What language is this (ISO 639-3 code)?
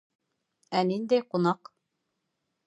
bak